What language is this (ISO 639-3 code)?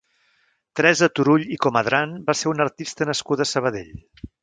cat